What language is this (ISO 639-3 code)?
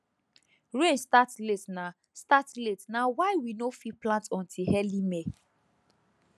pcm